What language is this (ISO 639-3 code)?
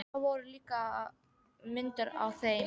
isl